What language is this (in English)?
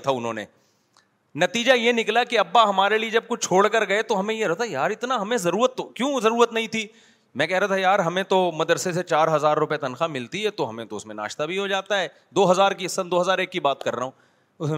Urdu